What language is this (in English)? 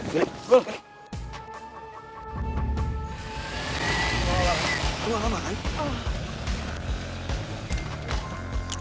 Indonesian